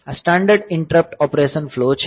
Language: Gujarati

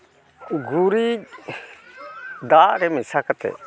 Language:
Santali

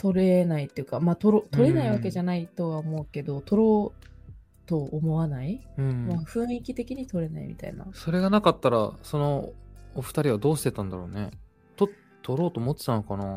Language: Japanese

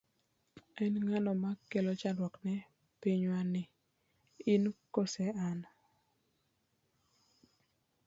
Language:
Luo (Kenya and Tanzania)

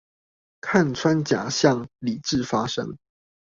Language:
Chinese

